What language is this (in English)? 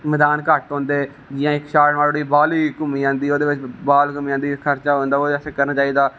Dogri